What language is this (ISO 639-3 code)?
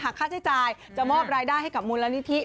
tha